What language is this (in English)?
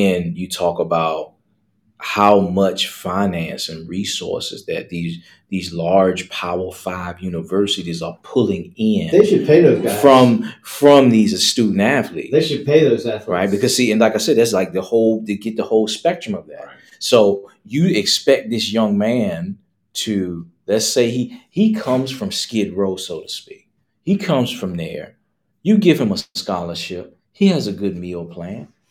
English